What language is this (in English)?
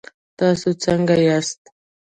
Pashto